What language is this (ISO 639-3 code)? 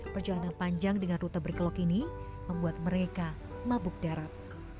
ind